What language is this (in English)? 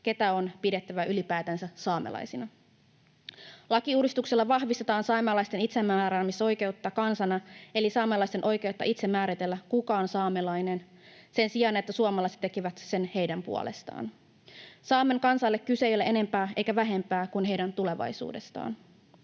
Finnish